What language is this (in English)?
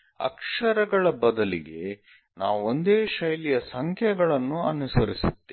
Kannada